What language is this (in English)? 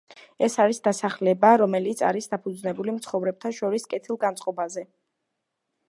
Georgian